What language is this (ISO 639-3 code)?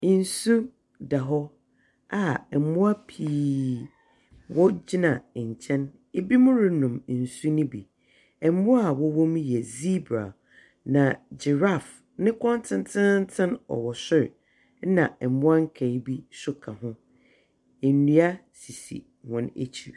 aka